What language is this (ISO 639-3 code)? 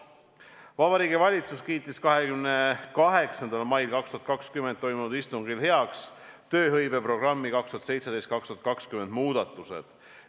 est